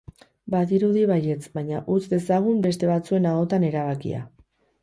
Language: Basque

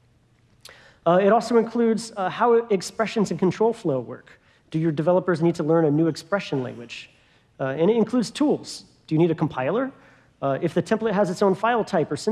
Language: English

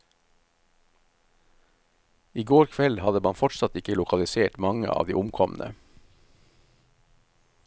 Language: Norwegian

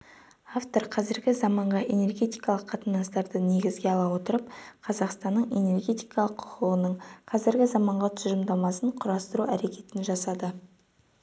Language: Kazakh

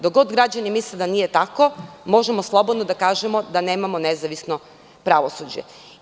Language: Serbian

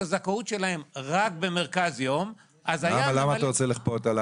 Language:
Hebrew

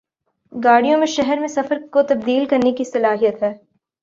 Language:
Urdu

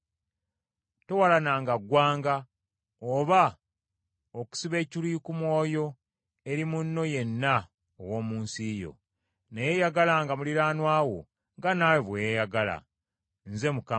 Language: Ganda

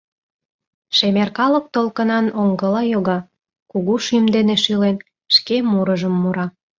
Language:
Mari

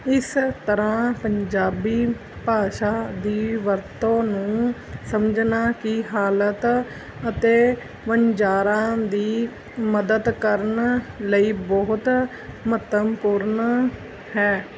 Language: Punjabi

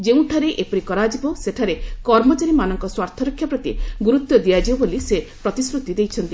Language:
Odia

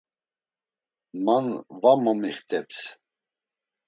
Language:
Laz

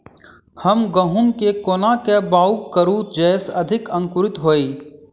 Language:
Maithili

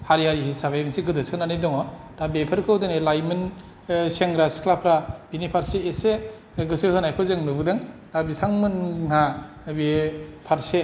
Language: Bodo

